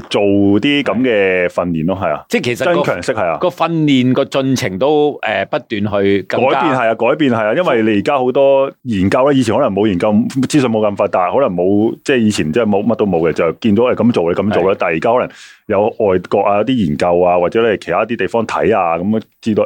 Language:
Chinese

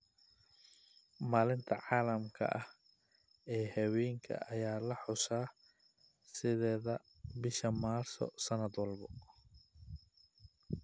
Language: Somali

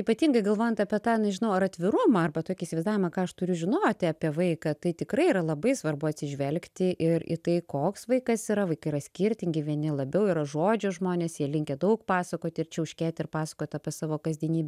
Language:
Lithuanian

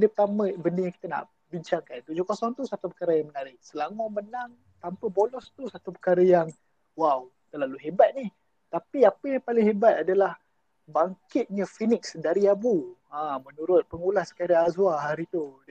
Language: Malay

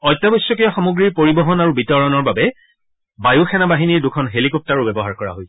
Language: Assamese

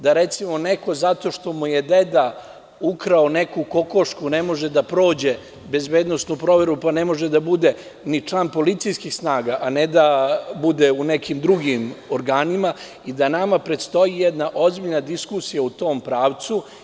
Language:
Serbian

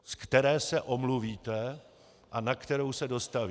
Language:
Czech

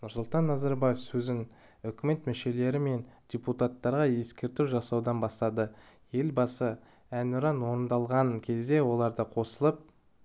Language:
Kazakh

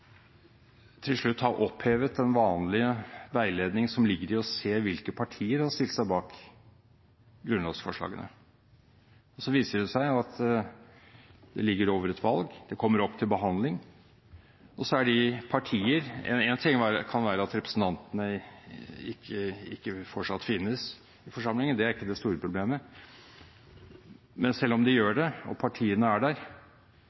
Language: Norwegian Bokmål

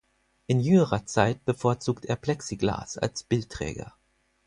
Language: German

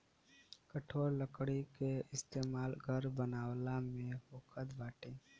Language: Bhojpuri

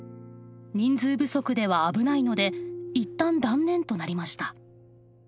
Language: Japanese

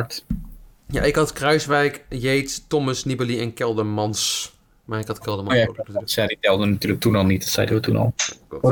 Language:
Dutch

